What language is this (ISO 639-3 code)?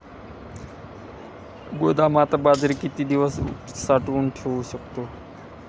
mar